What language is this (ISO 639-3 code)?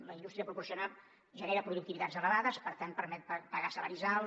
cat